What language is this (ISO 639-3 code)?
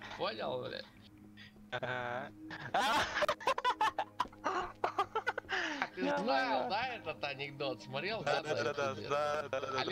rus